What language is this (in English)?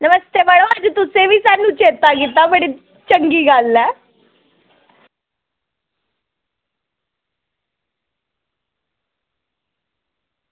Dogri